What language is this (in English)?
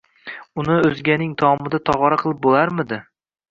Uzbek